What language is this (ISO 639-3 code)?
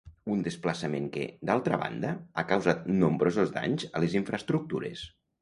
cat